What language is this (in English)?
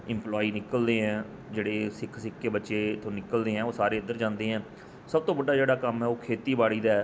Punjabi